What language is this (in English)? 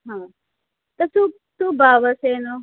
Gujarati